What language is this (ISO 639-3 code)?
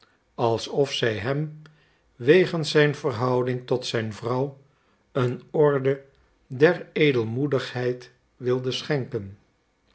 nld